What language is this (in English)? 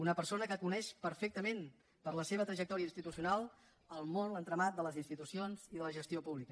Catalan